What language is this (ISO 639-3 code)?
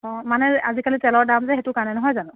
asm